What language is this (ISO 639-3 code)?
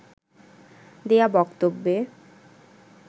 ben